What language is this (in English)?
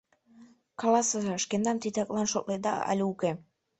Mari